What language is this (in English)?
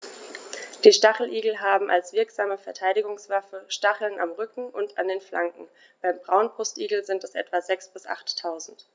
German